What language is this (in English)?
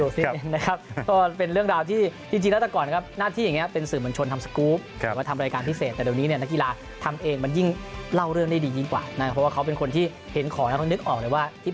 Thai